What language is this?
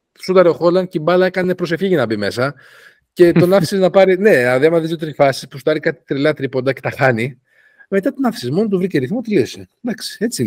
Greek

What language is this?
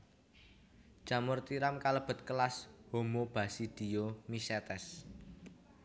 Javanese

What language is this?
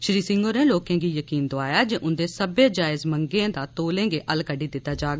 Dogri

